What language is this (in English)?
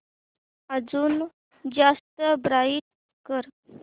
Marathi